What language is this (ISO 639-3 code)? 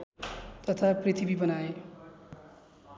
nep